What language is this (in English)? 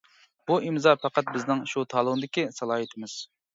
Uyghur